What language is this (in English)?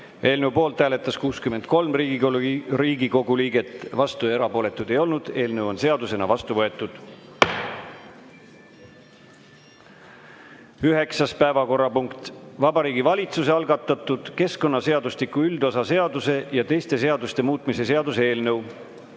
Estonian